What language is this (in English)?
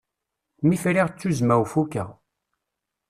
Kabyle